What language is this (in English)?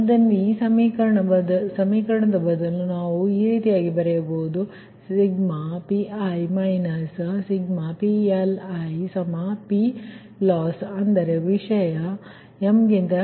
Kannada